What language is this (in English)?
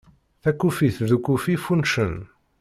Kabyle